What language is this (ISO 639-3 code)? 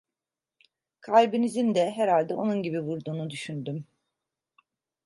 tur